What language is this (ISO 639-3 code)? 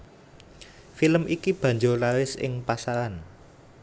jav